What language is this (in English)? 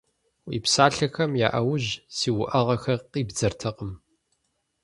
Kabardian